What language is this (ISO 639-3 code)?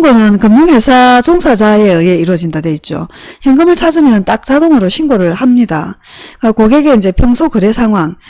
kor